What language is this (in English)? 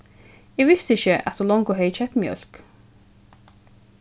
Faroese